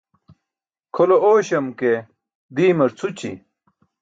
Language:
Burushaski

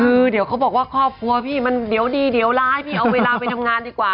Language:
Thai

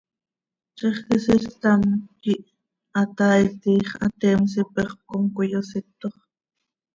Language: Seri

